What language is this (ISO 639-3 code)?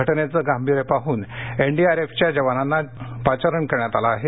mar